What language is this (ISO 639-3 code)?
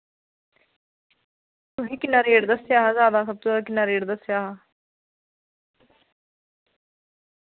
doi